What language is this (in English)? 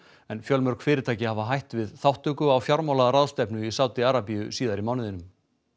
Icelandic